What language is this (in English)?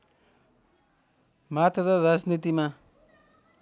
Nepali